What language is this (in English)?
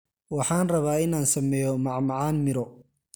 Somali